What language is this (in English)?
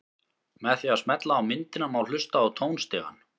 Icelandic